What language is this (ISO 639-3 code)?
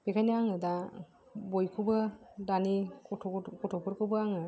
brx